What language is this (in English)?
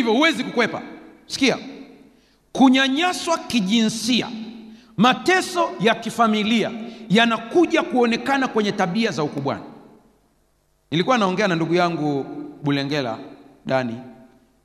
Swahili